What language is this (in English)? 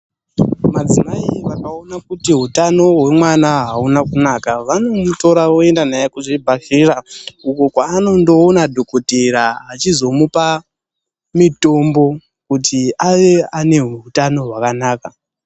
Ndau